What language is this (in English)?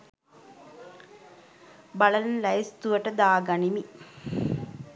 Sinhala